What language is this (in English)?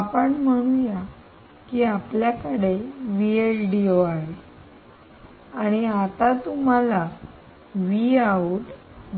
Marathi